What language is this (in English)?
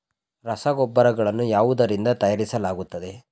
Kannada